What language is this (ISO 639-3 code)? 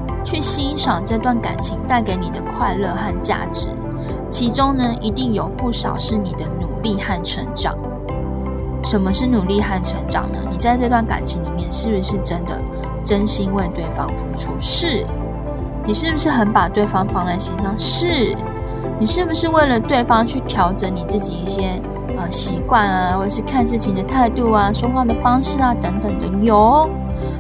zho